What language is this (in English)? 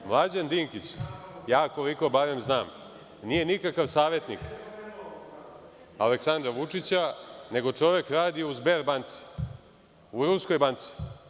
Serbian